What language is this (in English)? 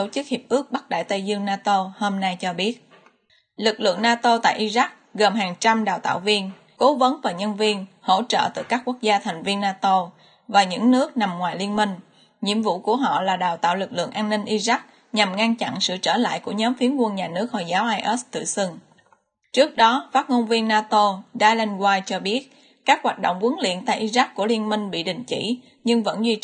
Vietnamese